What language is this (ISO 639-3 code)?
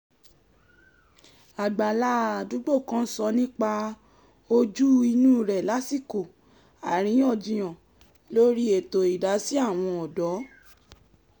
yor